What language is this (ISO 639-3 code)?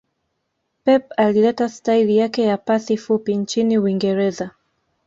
swa